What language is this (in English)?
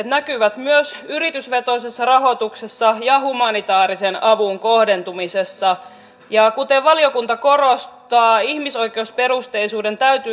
Finnish